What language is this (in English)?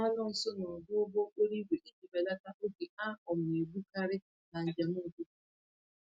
Igbo